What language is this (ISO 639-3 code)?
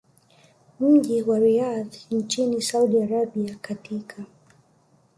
swa